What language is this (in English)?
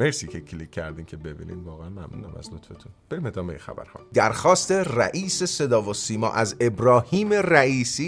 Persian